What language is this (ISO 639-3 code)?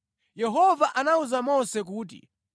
nya